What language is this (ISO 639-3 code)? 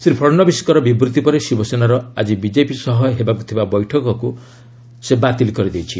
ori